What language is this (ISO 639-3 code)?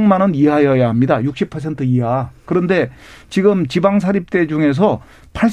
kor